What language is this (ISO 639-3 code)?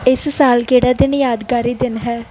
pan